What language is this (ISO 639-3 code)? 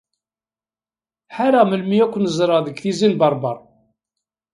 kab